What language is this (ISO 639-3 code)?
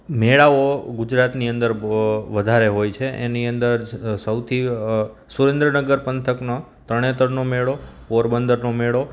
guj